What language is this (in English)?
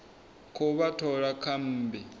Venda